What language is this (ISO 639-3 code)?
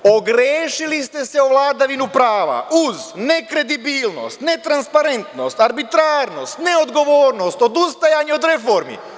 srp